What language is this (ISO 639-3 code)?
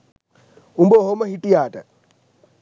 sin